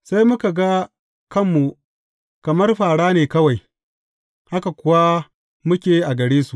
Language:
Hausa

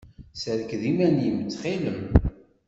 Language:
Kabyle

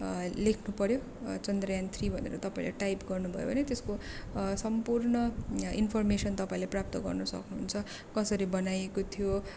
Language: Nepali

